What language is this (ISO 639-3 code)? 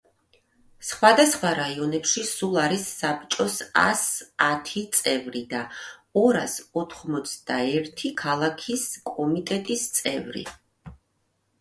kat